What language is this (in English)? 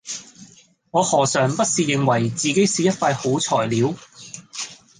Cantonese